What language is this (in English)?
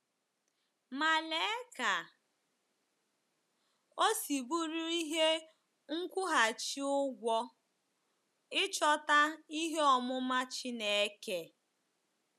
Igbo